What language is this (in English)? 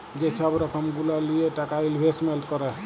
Bangla